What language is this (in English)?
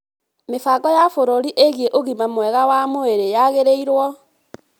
Kikuyu